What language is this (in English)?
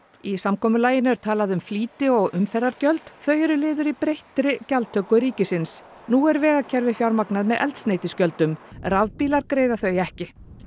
Icelandic